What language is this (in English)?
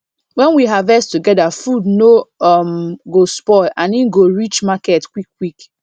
Nigerian Pidgin